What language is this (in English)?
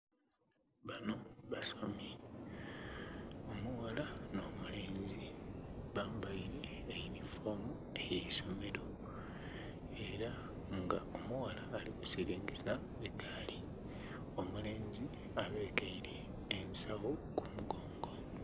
Soga